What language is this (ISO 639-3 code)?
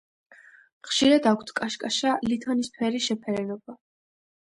kat